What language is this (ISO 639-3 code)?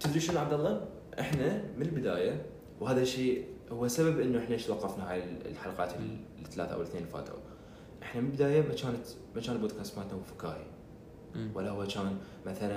ara